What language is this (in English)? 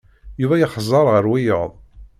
Kabyle